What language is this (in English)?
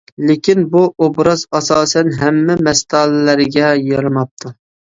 Uyghur